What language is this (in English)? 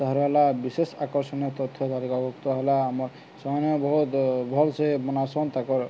Odia